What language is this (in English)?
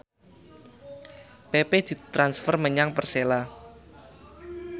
Javanese